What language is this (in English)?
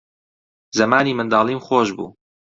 Central Kurdish